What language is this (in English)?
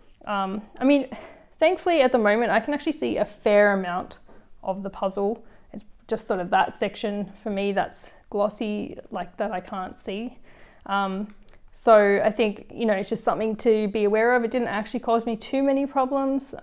English